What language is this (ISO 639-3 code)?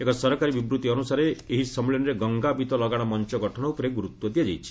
ori